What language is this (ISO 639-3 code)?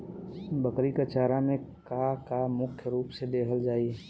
bho